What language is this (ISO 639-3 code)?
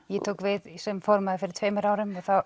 isl